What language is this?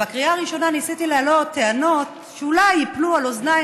Hebrew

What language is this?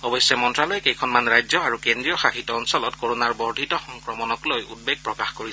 Assamese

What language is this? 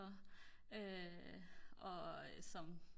Danish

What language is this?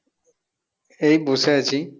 Bangla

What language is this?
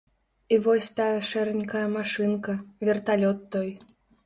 Belarusian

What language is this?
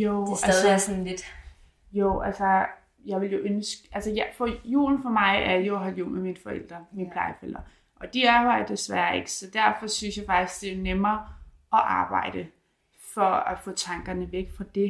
Danish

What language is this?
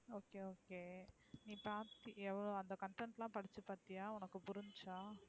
Tamil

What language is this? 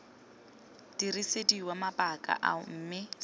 Tswana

